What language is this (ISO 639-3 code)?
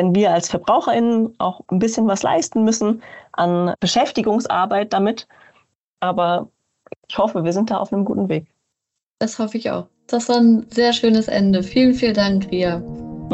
deu